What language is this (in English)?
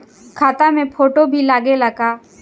Bhojpuri